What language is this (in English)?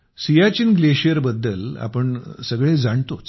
Marathi